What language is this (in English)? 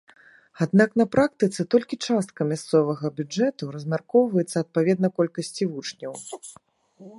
Belarusian